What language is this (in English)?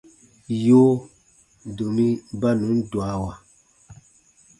Baatonum